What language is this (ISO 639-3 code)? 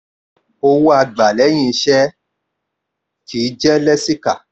yor